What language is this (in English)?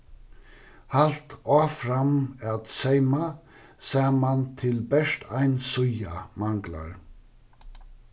Faroese